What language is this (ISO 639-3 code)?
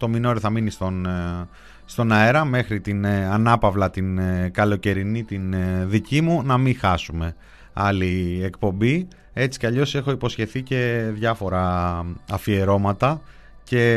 ell